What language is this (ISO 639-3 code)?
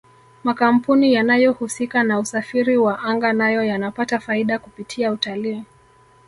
swa